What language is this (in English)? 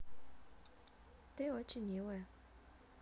Russian